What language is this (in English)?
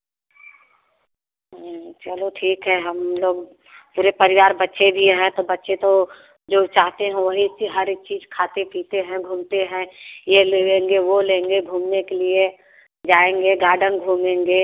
Hindi